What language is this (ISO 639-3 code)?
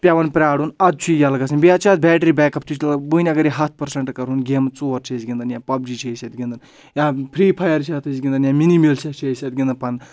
kas